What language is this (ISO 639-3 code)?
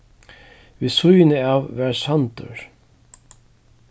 fao